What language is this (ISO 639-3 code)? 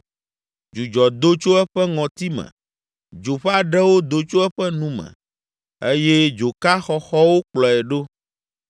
ewe